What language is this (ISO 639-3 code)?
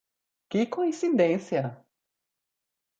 por